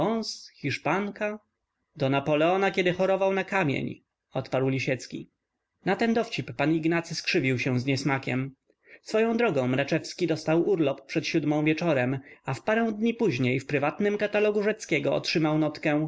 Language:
Polish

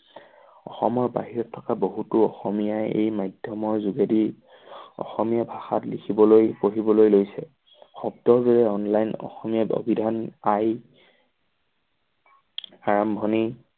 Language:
Assamese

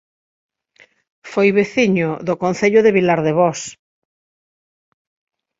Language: Galician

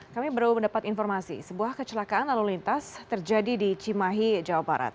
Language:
Indonesian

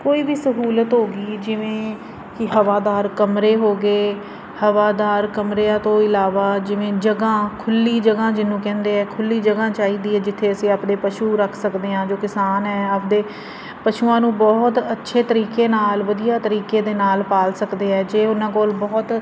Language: Punjabi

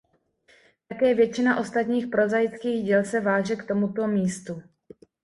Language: Czech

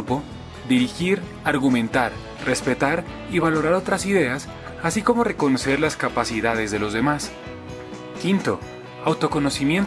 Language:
Spanish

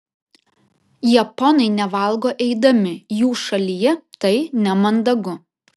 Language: Lithuanian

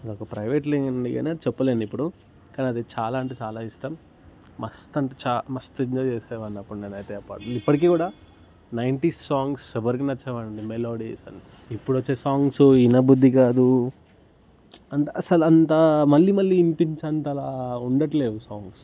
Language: Telugu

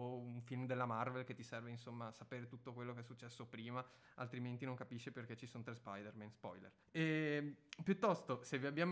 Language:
Italian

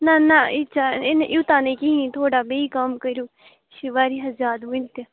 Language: Kashmiri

